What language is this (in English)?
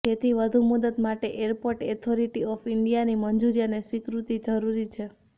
Gujarati